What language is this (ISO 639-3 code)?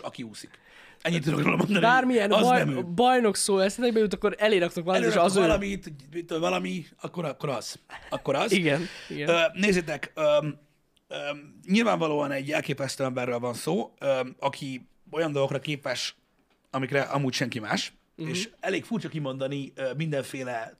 hun